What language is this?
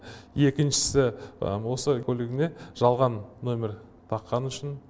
Kazakh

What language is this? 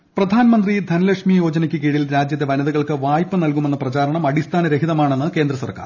Malayalam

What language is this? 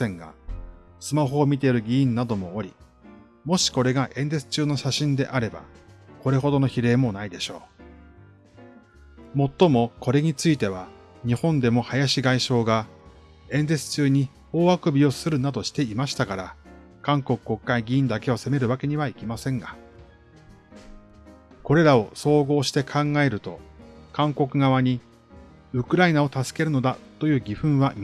Japanese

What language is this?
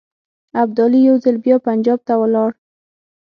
Pashto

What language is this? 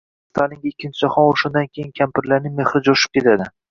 Uzbek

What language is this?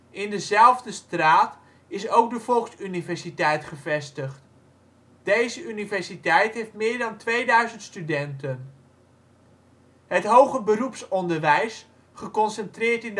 Dutch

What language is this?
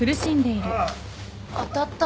Japanese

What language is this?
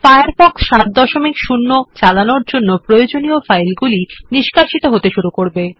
Bangla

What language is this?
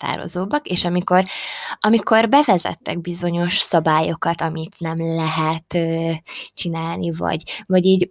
Hungarian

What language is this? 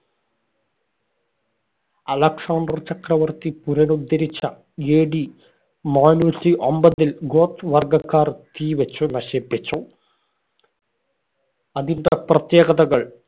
Malayalam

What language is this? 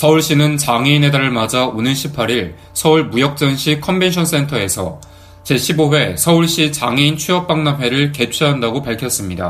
Korean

